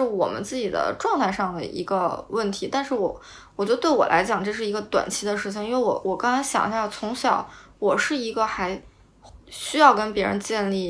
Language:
Chinese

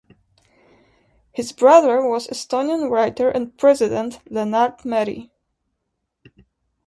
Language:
English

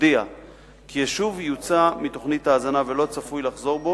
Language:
Hebrew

